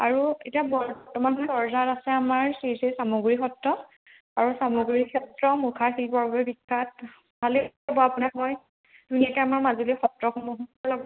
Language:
Assamese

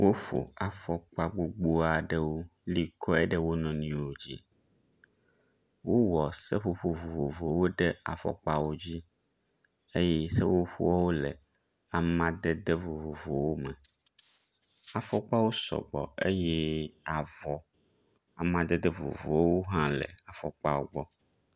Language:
Ewe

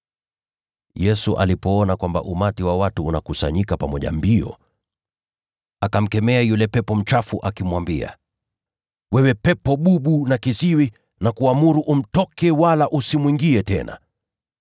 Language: Swahili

